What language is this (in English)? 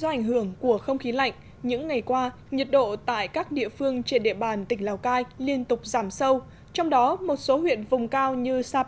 Vietnamese